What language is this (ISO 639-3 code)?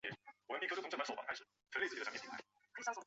zho